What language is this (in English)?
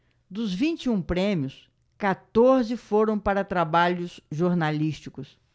Portuguese